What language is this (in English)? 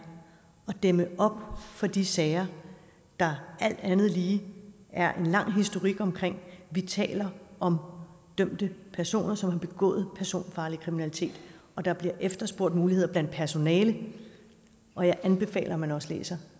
Danish